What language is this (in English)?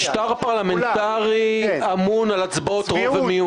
Hebrew